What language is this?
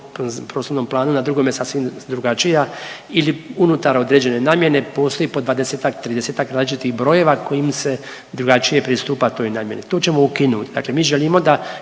Croatian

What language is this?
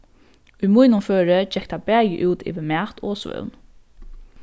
Faroese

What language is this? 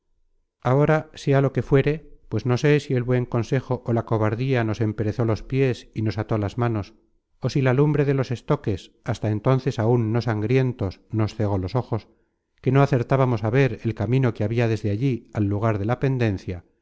Spanish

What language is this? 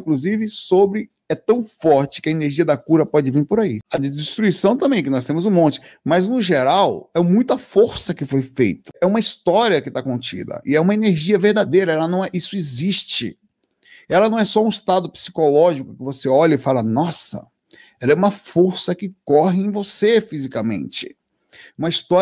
Portuguese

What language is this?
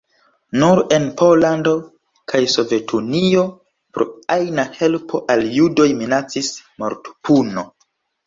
Esperanto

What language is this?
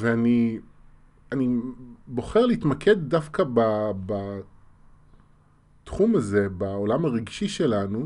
Hebrew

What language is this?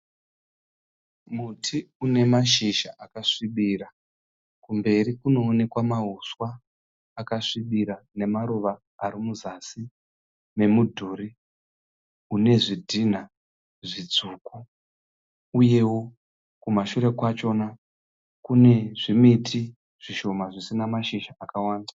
Shona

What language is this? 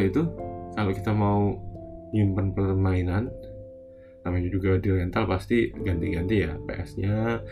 Indonesian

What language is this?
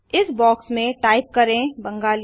Hindi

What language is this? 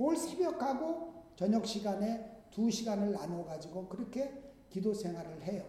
Korean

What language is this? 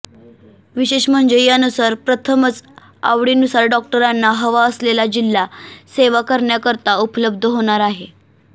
Marathi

